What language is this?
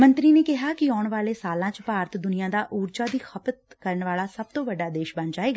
Punjabi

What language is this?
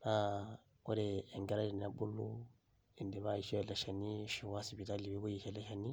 Masai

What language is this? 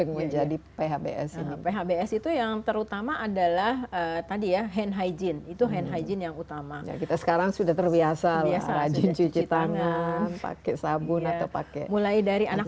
Indonesian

